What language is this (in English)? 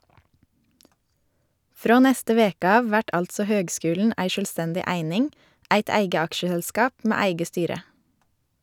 Norwegian